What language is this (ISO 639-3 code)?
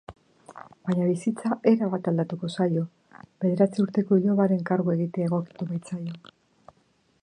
eus